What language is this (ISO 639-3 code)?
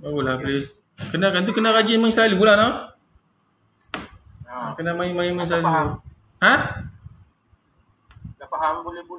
msa